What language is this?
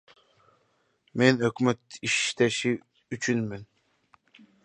Kyrgyz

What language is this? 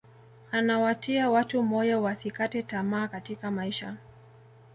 Swahili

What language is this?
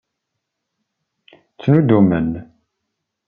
Kabyle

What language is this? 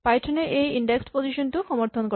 Assamese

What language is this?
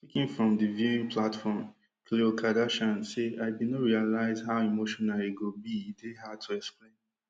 Nigerian Pidgin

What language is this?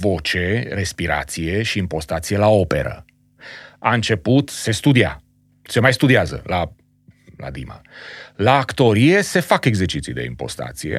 Romanian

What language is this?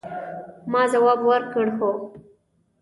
Pashto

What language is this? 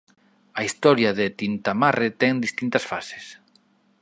Galician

